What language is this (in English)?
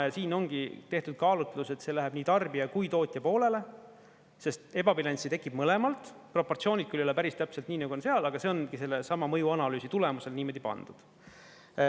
Estonian